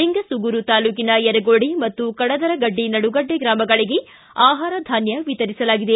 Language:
Kannada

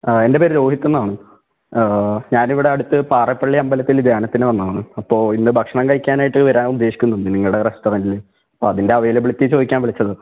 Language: Malayalam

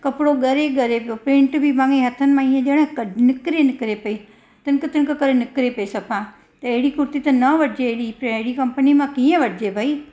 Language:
Sindhi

